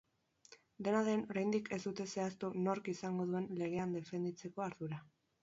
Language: Basque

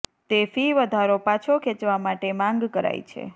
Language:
Gujarati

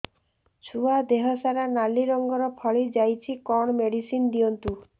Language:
Odia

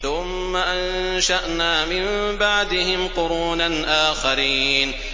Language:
Arabic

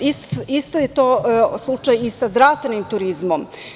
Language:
Serbian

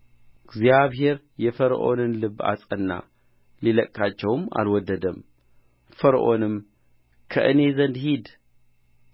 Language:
Amharic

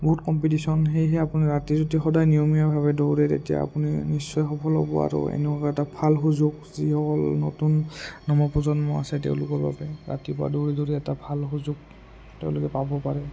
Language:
Assamese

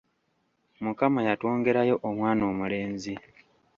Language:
Ganda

